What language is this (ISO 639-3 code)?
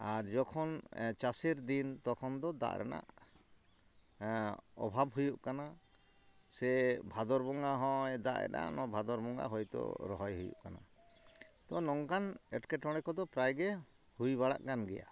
sat